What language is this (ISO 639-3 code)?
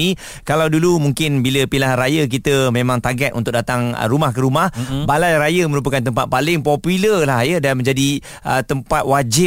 msa